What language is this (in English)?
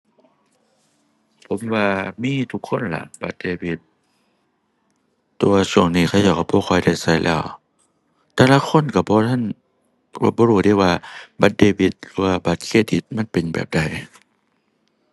Thai